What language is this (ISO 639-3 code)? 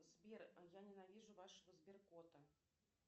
rus